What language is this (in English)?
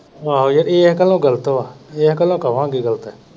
Punjabi